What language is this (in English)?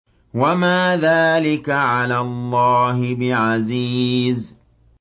Arabic